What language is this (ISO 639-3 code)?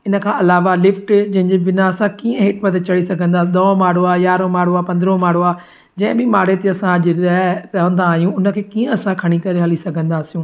snd